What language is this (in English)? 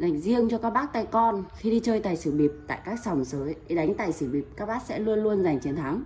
Vietnamese